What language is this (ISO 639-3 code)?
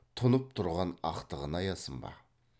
kaz